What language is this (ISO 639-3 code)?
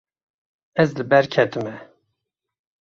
kur